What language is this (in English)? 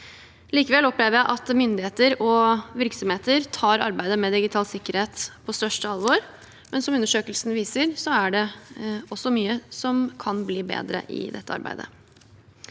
Norwegian